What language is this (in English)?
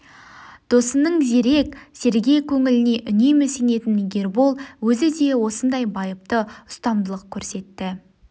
Kazakh